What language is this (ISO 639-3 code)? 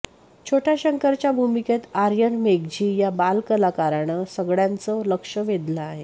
mar